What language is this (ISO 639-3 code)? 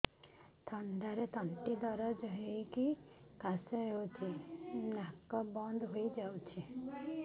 ori